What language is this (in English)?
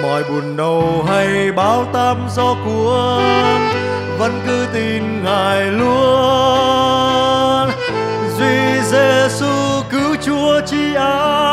Vietnamese